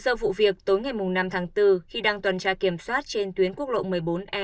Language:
Vietnamese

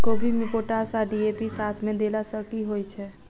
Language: Maithili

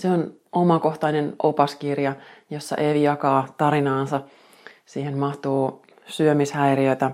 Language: Finnish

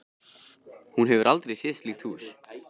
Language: Icelandic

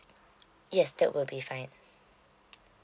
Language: English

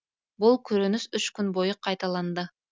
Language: Kazakh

